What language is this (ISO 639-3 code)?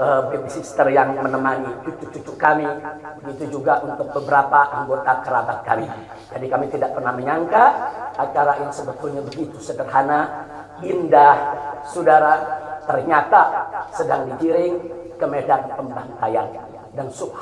ind